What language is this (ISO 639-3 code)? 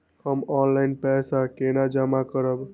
mai